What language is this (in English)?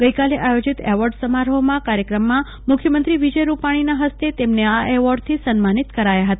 Gujarati